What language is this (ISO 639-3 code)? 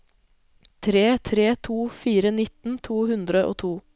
nor